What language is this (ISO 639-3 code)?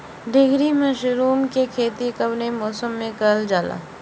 bho